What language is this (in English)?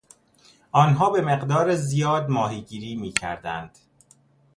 Persian